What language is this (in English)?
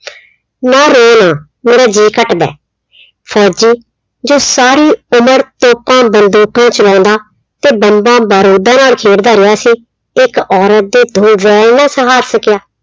Punjabi